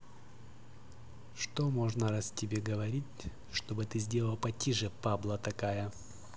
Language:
Russian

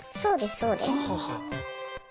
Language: Japanese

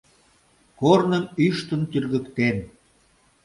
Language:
Mari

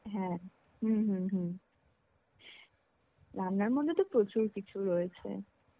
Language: Bangla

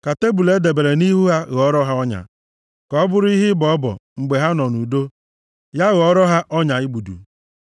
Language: Igbo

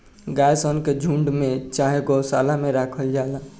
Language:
Bhojpuri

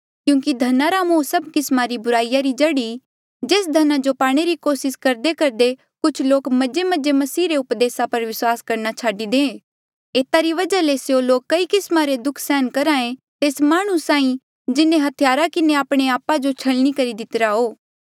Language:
Mandeali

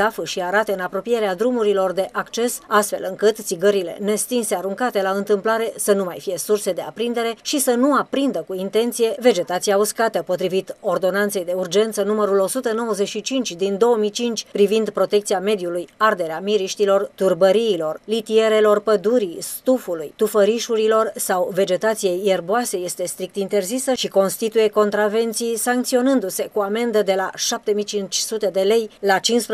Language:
Romanian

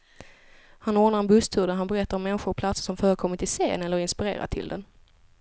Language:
Swedish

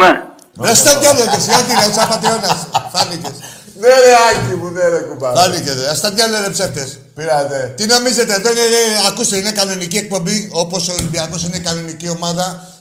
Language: Greek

